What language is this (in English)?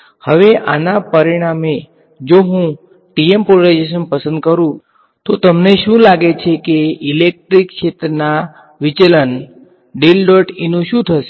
Gujarati